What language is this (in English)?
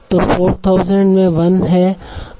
Hindi